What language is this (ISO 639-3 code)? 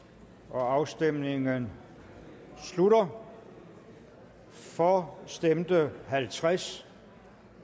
dan